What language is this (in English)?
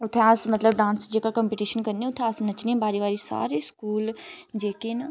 Dogri